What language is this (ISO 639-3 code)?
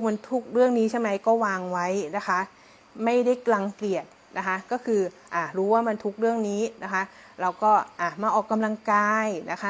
tha